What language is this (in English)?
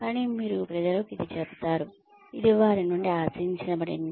Telugu